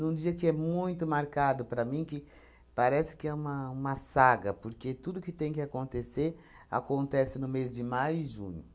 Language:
Portuguese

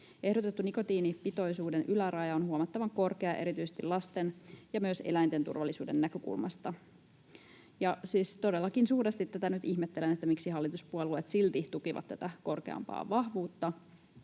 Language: Finnish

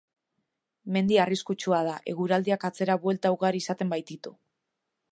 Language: Basque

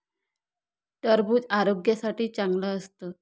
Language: Marathi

